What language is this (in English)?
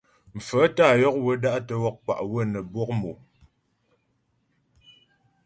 Ghomala